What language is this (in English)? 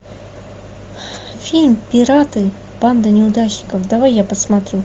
Russian